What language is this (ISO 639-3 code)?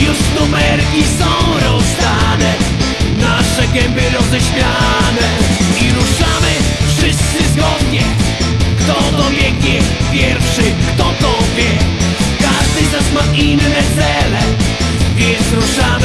pol